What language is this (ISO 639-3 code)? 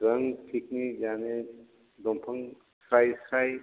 brx